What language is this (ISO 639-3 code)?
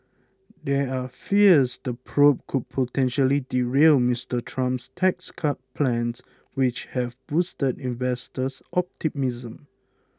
eng